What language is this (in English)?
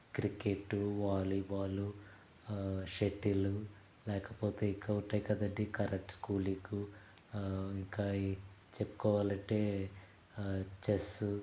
Telugu